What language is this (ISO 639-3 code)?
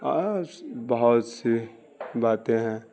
urd